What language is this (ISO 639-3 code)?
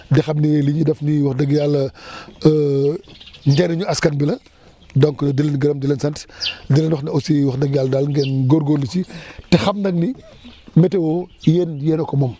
wol